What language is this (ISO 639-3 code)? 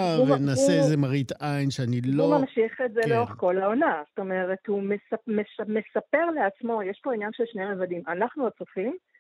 heb